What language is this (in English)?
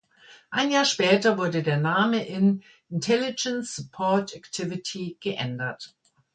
German